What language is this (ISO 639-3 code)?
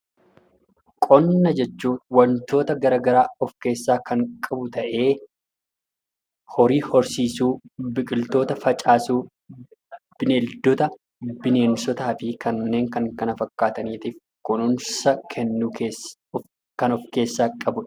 orm